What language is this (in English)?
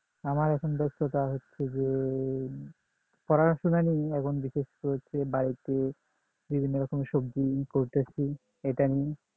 Bangla